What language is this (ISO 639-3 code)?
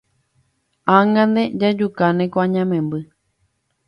grn